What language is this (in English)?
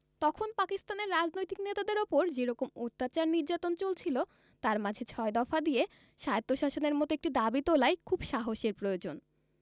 Bangla